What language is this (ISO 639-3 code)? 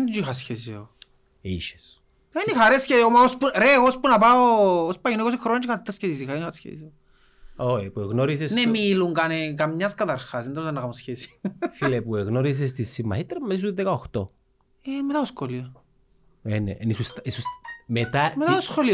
ell